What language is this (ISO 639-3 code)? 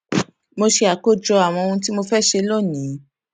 yor